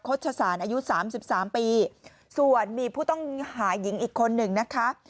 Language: Thai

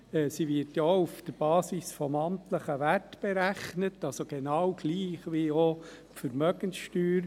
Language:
Swiss German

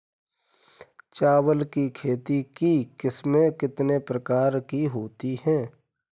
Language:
Hindi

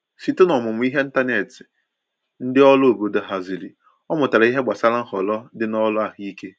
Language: Igbo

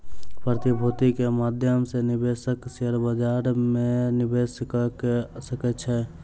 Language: Maithili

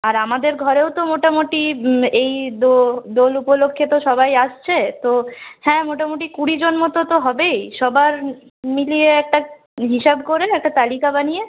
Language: Bangla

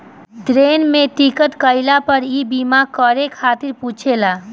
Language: Bhojpuri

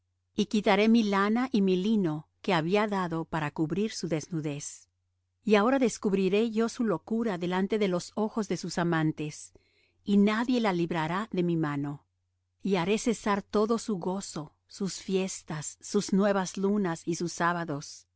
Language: Spanish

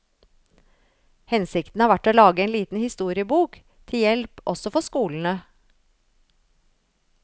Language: Norwegian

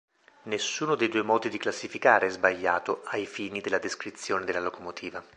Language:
Italian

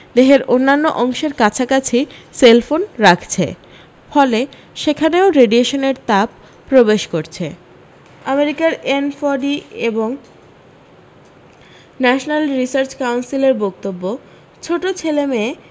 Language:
Bangla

